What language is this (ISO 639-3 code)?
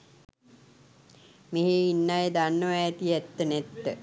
sin